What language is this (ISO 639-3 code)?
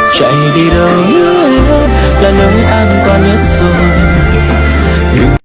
vie